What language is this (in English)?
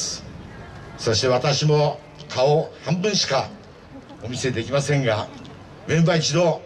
Japanese